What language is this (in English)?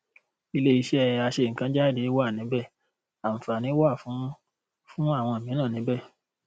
Yoruba